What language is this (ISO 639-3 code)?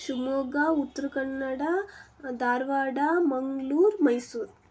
kan